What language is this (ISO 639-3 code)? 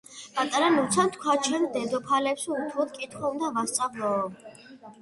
kat